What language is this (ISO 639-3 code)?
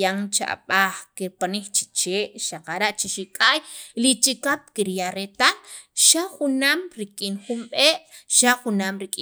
quv